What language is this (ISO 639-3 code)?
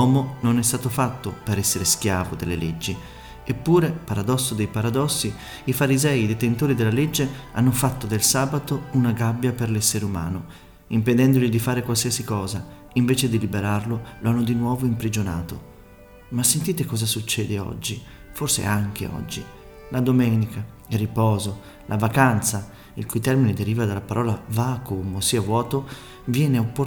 ita